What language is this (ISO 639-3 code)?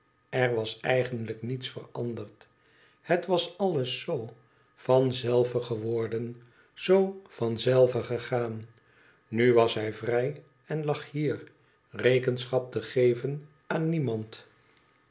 nld